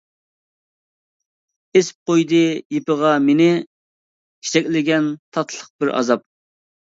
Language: Uyghur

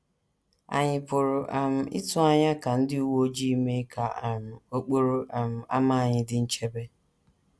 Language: Igbo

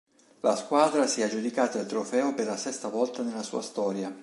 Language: Italian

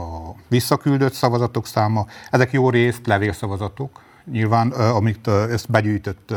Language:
Hungarian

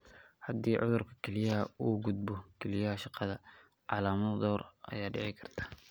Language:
Somali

